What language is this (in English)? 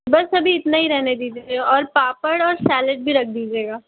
Hindi